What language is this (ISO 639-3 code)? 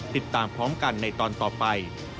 tha